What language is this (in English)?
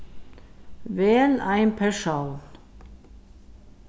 Faroese